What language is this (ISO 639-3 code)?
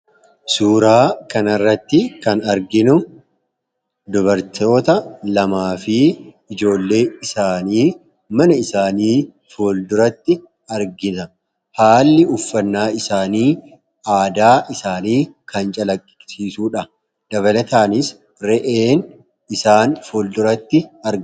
orm